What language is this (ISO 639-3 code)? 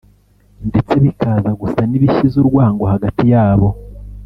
kin